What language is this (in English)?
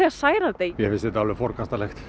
Icelandic